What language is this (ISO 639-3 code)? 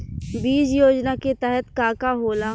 bho